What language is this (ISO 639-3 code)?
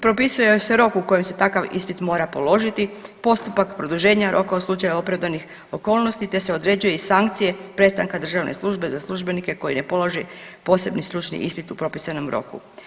hrv